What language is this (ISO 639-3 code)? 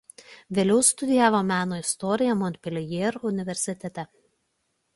lit